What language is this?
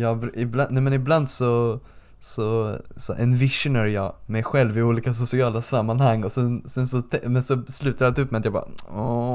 Swedish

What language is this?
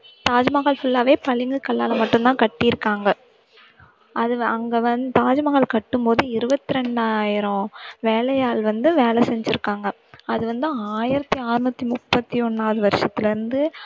Tamil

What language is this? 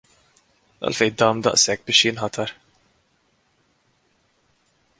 Maltese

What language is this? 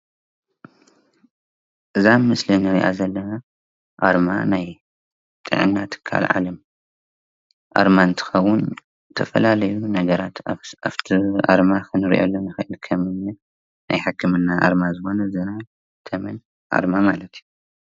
Tigrinya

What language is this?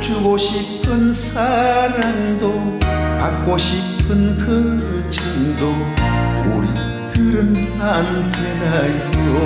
Korean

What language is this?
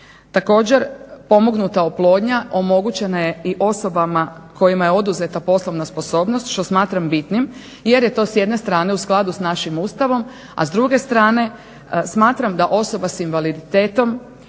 Croatian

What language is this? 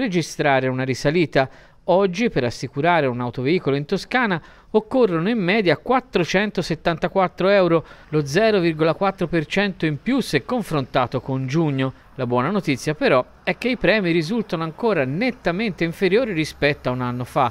Italian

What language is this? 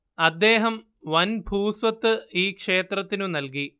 Malayalam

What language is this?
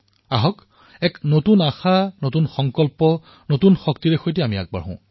Assamese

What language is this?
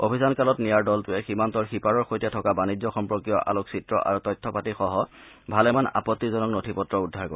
Assamese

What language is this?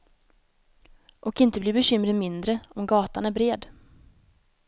Swedish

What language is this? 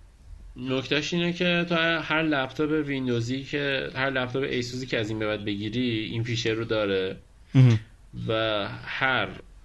Persian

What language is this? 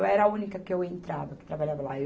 Portuguese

